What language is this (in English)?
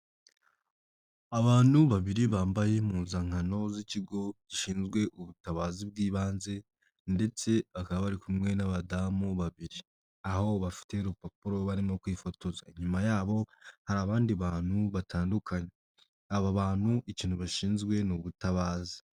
Kinyarwanda